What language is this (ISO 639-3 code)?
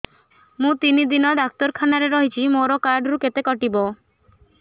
ori